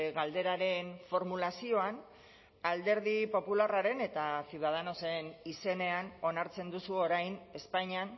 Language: Basque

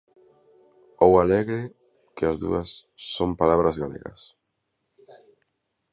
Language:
Galician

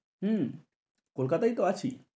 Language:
Bangla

